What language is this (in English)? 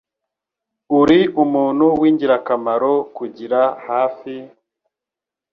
Kinyarwanda